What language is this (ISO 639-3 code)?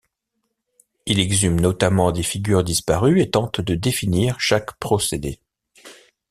fra